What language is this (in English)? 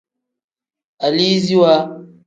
Tem